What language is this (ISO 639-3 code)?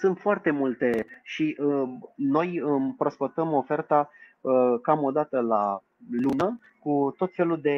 ron